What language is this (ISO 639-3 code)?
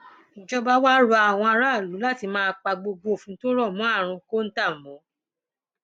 yor